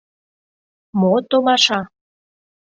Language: Mari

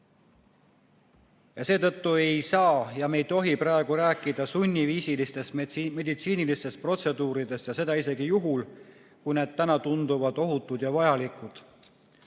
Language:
Estonian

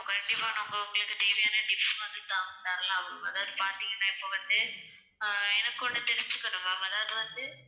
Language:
Tamil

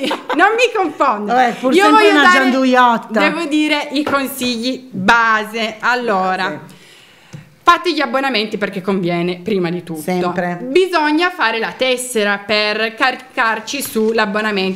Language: Italian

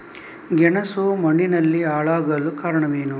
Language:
Kannada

